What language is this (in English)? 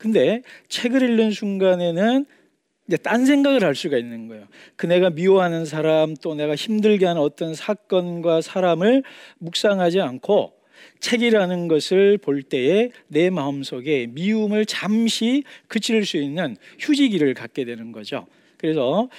Korean